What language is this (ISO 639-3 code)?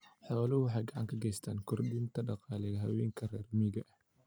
som